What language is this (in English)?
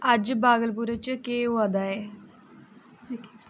Dogri